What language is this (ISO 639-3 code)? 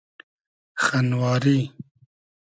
haz